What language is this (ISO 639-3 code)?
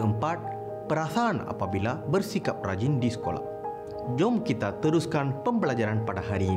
msa